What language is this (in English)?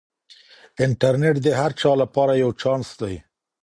Pashto